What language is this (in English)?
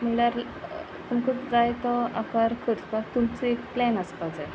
Konkani